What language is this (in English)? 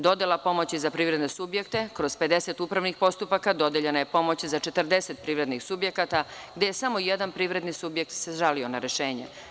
Serbian